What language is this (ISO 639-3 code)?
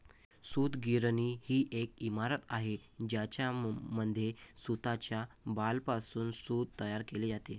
mar